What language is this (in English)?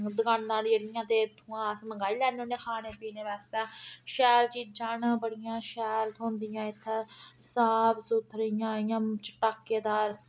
Dogri